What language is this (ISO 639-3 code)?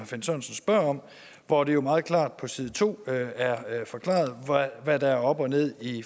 dan